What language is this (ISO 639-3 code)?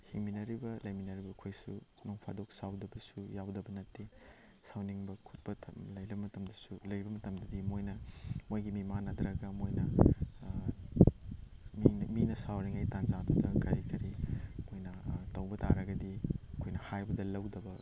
mni